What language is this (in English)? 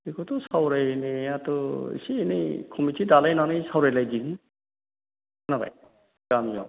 Bodo